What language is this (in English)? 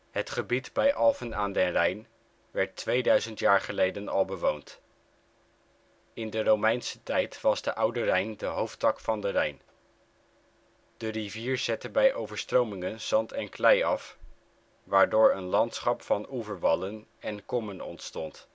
Dutch